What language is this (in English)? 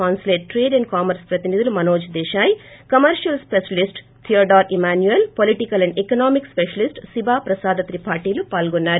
Telugu